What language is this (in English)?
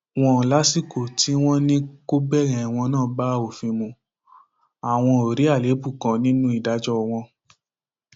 Yoruba